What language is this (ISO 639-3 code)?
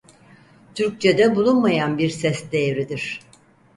tur